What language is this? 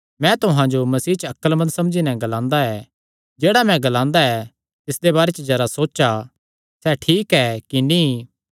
Kangri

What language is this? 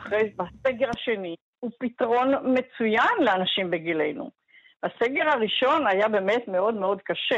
Hebrew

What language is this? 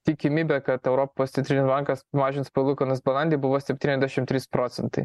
Lithuanian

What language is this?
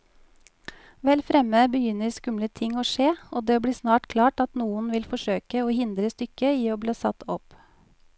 Norwegian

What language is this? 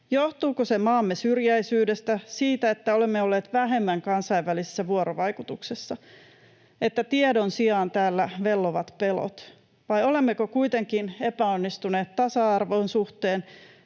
Finnish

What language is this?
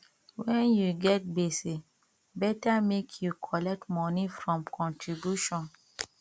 Nigerian Pidgin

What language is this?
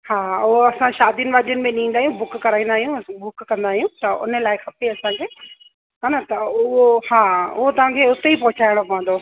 Sindhi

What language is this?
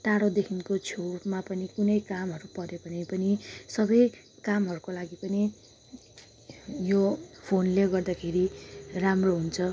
Nepali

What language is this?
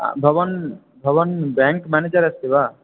Sanskrit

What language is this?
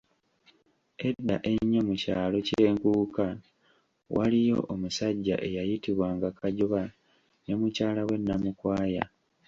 Ganda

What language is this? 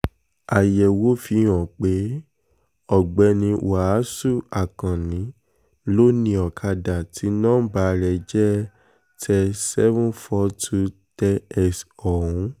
Yoruba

